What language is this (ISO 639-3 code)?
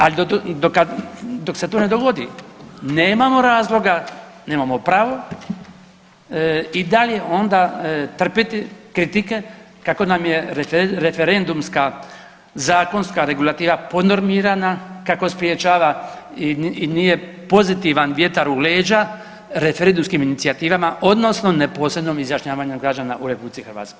hrv